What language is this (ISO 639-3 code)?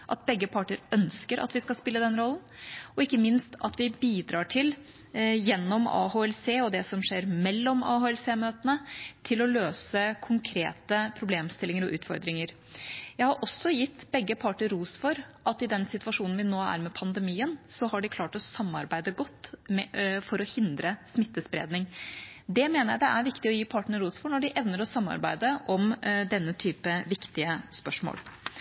nob